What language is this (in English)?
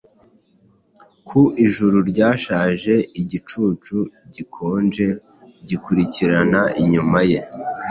Kinyarwanda